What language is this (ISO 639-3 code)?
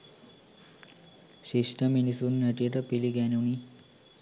sin